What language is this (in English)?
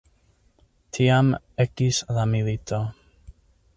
Esperanto